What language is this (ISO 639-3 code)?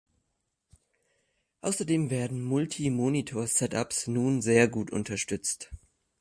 deu